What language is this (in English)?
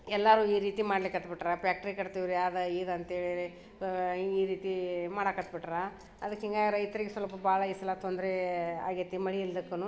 Kannada